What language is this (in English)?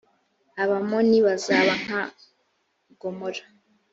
Kinyarwanda